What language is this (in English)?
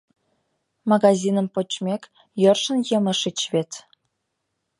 Mari